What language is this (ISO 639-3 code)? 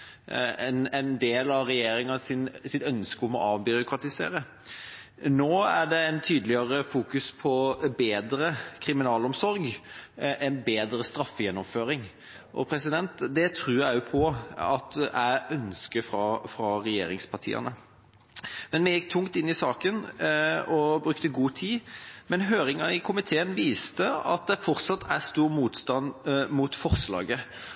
nob